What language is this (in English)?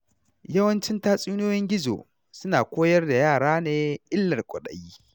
Hausa